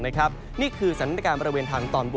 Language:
Thai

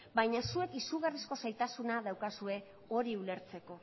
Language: Basque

